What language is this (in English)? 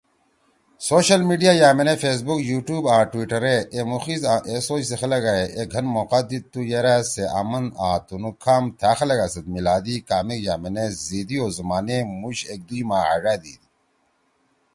Torwali